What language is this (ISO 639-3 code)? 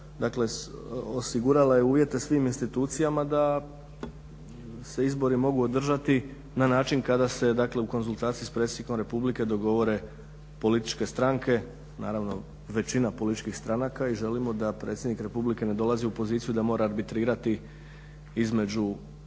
hrv